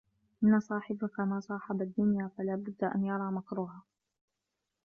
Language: Arabic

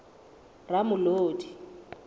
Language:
Southern Sotho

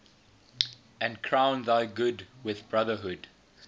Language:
English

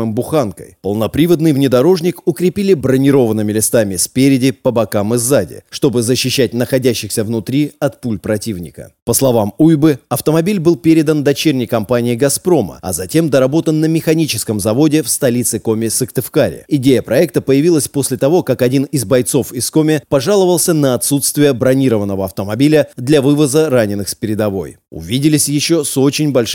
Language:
Russian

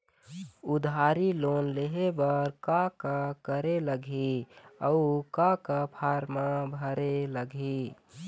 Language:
Chhattisgarhi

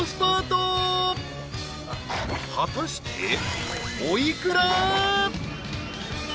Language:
Japanese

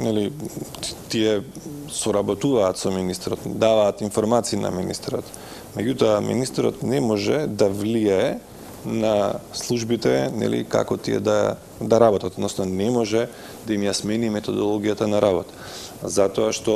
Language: Macedonian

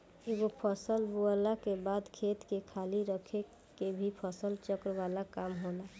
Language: Bhojpuri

